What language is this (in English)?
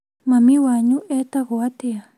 Kikuyu